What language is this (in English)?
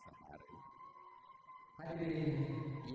Indonesian